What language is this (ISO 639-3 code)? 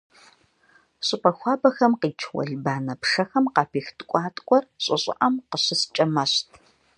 kbd